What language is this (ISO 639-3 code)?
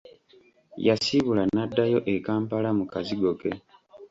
lug